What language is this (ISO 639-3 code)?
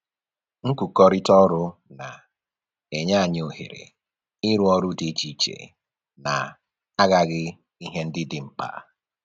ibo